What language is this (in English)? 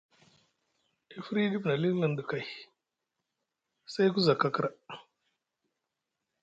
Musgu